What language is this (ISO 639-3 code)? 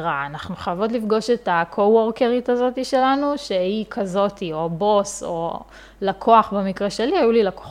heb